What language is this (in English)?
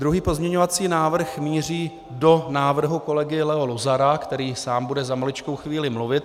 Czech